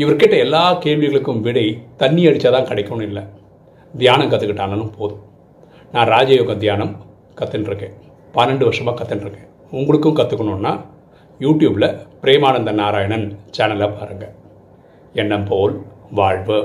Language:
Tamil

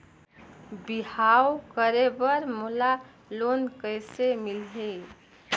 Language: Chhattisgarhi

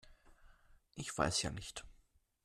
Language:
German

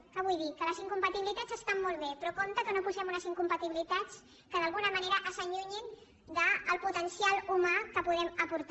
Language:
Catalan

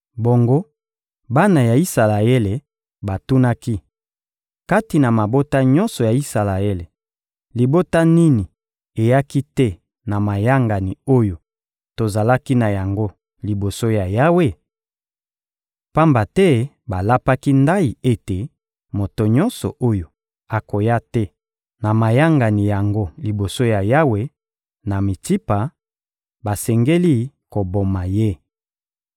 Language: Lingala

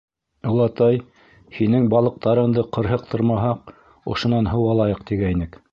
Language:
Bashkir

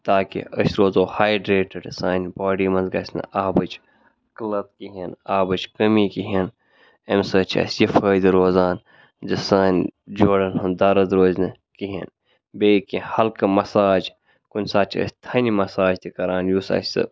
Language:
Kashmiri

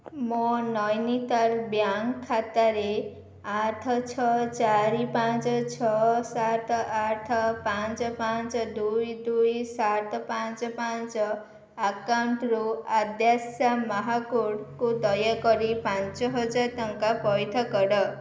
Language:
Odia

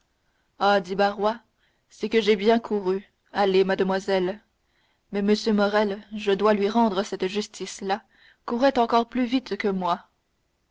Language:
French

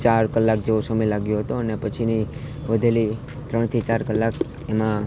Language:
Gujarati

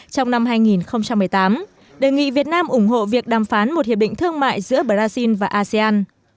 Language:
Vietnamese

